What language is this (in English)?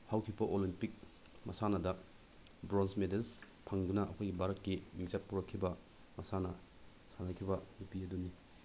Manipuri